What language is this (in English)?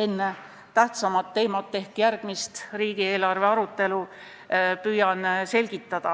Estonian